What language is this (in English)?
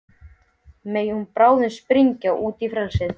Icelandic